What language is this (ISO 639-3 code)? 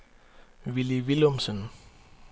dan